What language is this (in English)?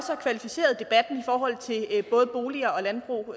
Danish